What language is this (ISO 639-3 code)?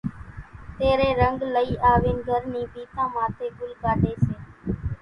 gjk